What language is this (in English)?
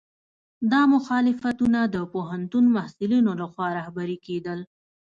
Pashto